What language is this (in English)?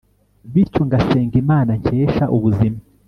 Kinyarwanda